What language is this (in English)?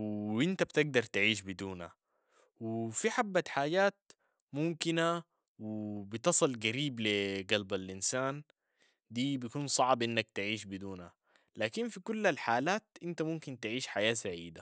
Sudanese Arabic